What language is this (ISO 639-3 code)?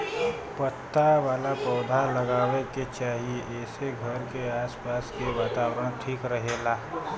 bho